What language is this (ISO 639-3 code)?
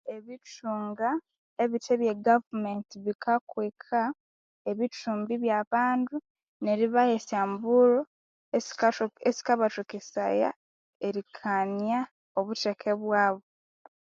koo